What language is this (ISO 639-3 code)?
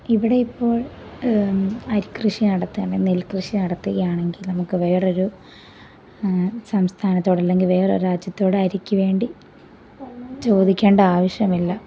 mal